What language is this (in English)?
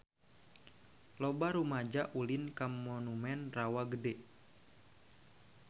Sundanese